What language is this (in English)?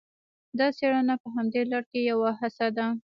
Pashto